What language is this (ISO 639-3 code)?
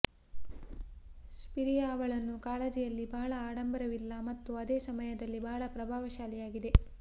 kan